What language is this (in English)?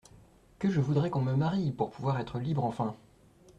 French